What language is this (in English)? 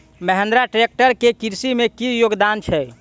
Maithili